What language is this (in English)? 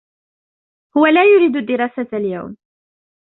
Arabic